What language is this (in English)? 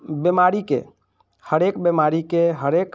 Maithili